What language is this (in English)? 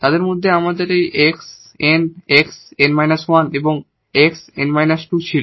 Bangla